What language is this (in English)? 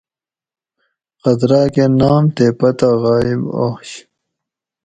Gawri